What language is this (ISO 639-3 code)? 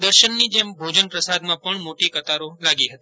guj